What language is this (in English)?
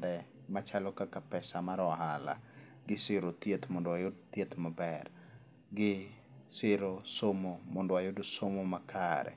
Luo (Kenya and Tanzania)